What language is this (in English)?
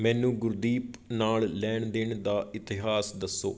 Punjabi